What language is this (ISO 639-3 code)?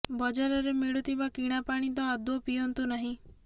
ori